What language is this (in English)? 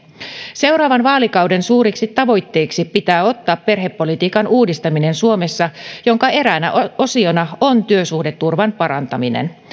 Finnish